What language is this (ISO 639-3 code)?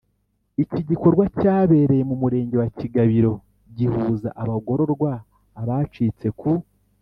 kin